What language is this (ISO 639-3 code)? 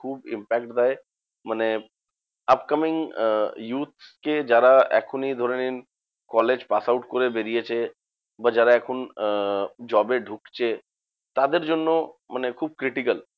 ben